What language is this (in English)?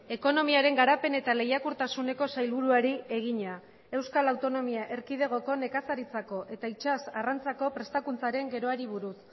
Basque